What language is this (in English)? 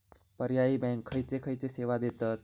Marathi